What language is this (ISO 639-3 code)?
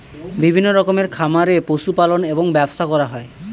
ben